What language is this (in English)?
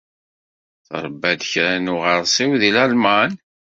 Kabyle